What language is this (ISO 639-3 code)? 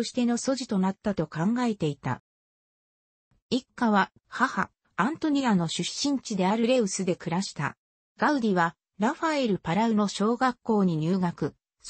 jpn